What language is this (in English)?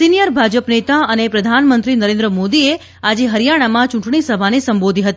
Gujarati